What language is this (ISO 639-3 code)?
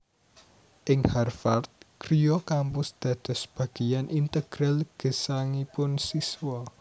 jav